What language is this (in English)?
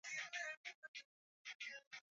Swahili